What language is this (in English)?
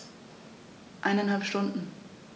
German